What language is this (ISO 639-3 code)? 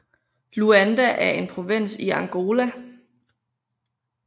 dan